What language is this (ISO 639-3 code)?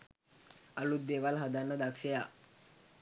sin